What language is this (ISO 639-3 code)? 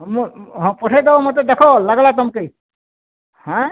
ori